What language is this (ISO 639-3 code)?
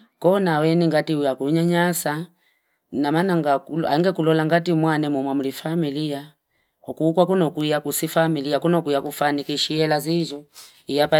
fip